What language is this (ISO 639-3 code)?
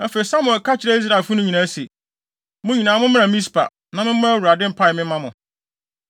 aka